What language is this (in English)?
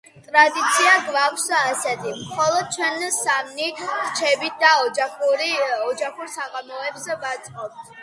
Georgian